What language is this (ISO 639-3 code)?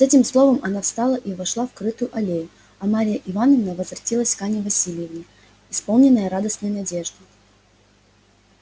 rus